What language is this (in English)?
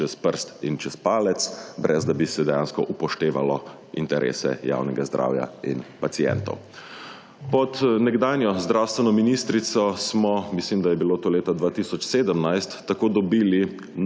Slovenian